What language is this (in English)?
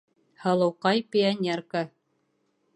Bashkir